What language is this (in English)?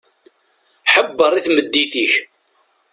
Kabyle